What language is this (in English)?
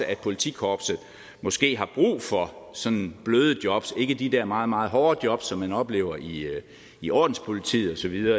Danish